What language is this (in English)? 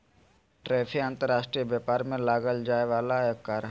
Magahi